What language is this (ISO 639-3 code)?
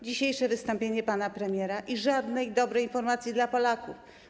pol